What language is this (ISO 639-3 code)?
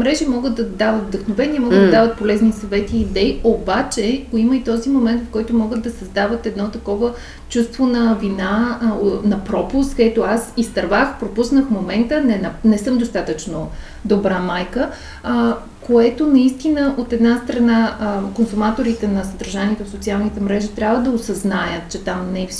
bul